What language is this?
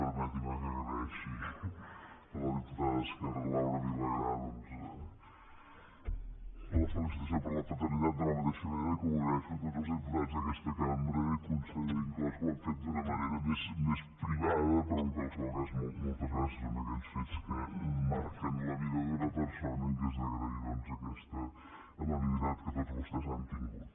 Catalan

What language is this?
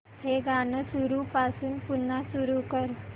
Marathi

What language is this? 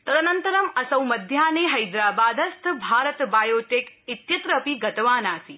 Sanskrit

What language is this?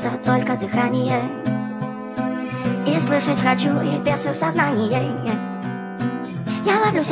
Russian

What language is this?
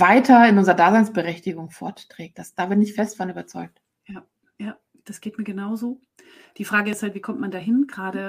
German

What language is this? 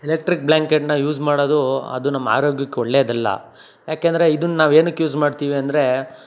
Kannada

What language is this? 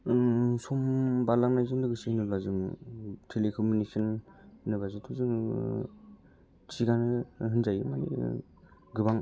Bodo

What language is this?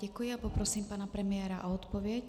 Czech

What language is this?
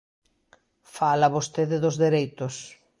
Galician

